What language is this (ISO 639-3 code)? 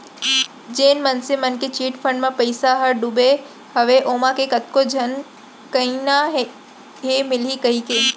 hne